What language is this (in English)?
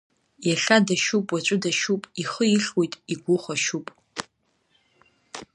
Abkhazian